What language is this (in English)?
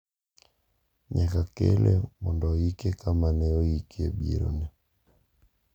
Luo (Kenya and Tanzania)